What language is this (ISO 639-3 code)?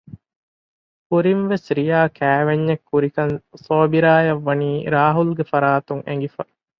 div